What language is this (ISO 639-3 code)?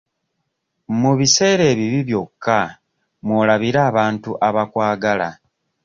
lug